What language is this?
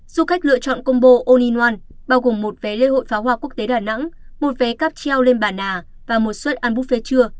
Vietnamese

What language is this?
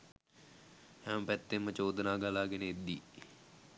Sinhala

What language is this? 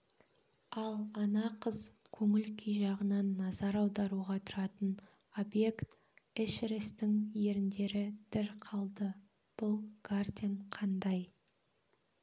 Kazakh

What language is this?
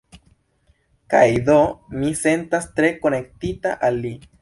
Esperanto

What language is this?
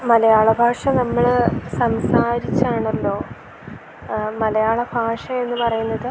Malayalam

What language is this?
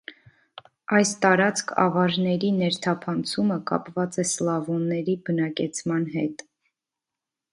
Armenian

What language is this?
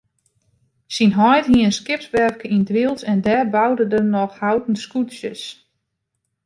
Western Frisian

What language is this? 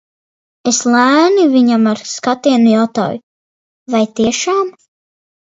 Latvian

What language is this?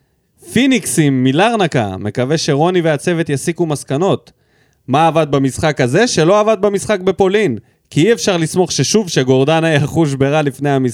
Hebrew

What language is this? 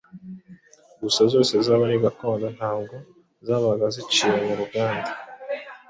Kinyarwanda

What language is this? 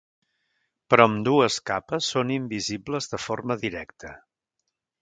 Catalan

